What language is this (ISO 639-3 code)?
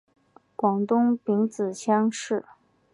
zho